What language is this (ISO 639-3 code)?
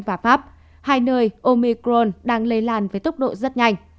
vie